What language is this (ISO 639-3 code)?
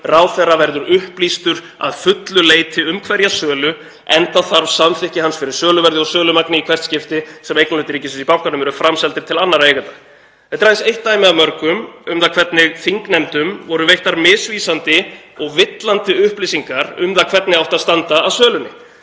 isl